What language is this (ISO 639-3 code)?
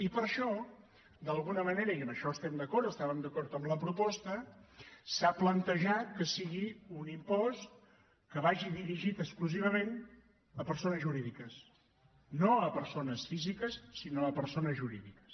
cat